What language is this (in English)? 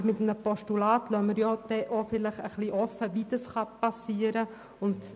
Swiss German